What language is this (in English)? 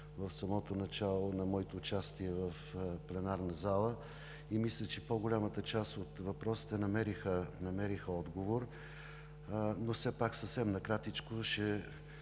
Bulgarian